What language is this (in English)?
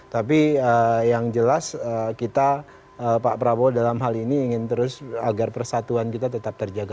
Indonesian